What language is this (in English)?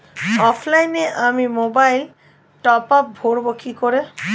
Bangla